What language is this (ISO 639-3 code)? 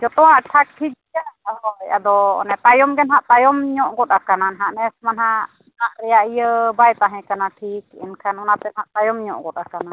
sat